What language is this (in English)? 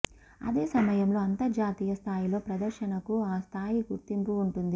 Telugu